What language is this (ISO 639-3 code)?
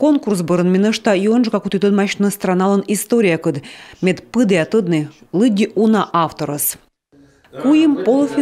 rus